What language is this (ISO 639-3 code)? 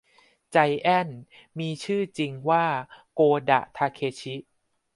tha